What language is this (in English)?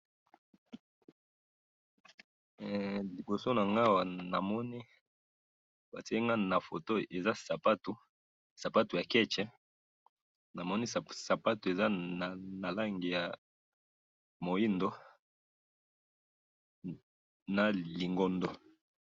Lingala